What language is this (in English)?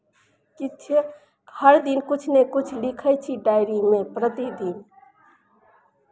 Maithili